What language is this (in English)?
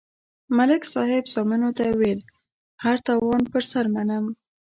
Pashto